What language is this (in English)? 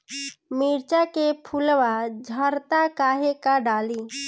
Bhojpuri